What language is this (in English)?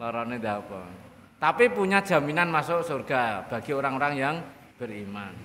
Indonesian